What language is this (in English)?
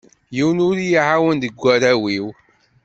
Kabyle